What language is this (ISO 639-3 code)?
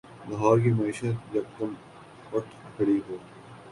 urd